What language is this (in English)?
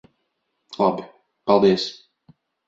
Latvian